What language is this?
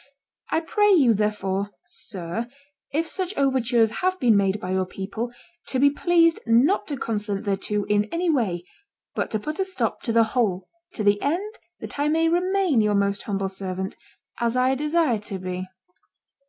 English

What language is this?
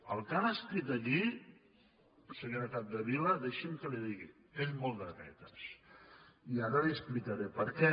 Catalan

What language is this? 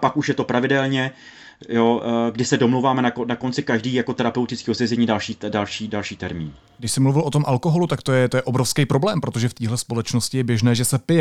Czech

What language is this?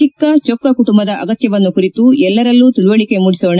Kannada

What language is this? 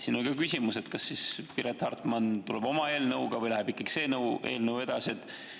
Estonian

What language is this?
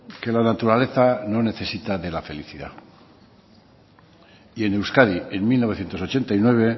Spanish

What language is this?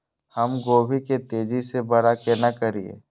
Maithili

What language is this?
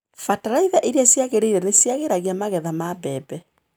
Kikuyu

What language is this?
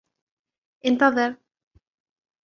Arabic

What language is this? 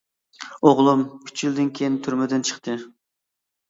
Uyghur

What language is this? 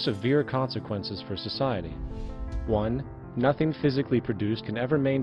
English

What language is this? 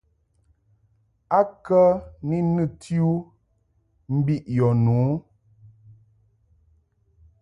Mungaka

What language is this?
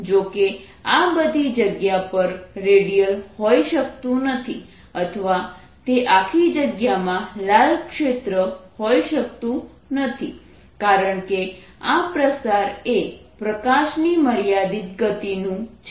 Gujarati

